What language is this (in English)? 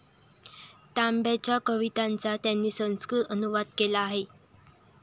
Marathi